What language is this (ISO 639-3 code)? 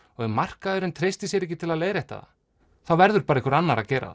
isl